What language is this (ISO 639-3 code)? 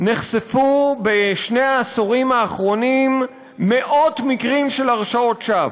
heb